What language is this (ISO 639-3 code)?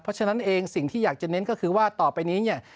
tha